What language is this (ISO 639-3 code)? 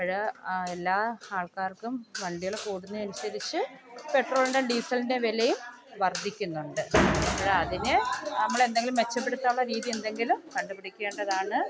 mal